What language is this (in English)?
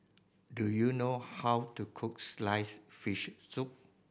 English